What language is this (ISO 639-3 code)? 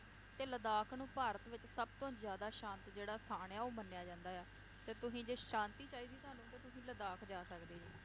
pan